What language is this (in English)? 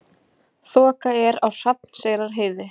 Icelandic